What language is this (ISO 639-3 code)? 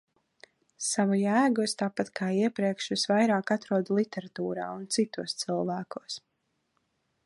lav